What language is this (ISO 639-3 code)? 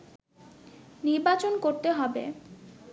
ben